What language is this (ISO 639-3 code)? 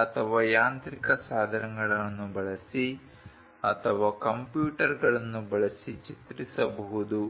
kan